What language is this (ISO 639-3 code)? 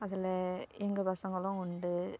tam